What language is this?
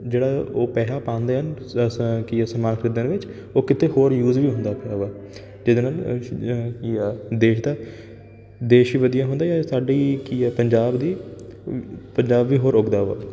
Punjabi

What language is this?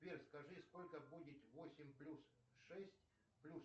Russian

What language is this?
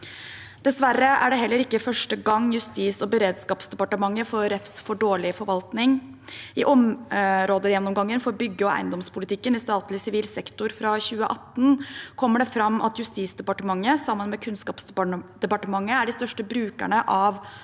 Norwegian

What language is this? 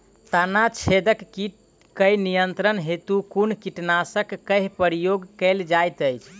Maithili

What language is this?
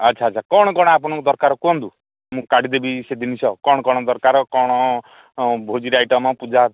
Odia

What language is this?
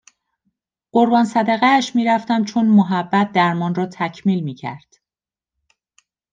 Persian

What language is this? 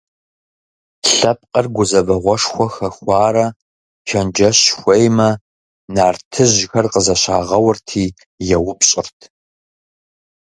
Kabardian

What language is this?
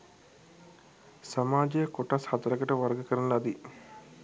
Sinhala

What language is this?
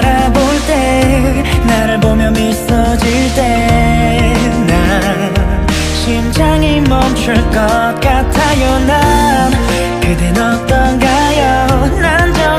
Korean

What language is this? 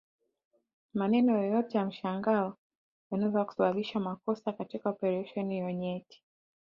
Swahili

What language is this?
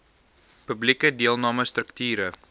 Afrikaans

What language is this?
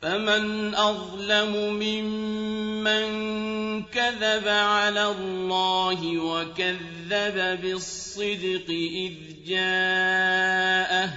Arabic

